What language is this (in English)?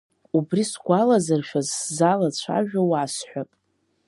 Abkhazian